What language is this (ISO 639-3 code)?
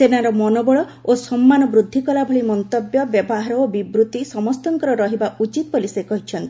ori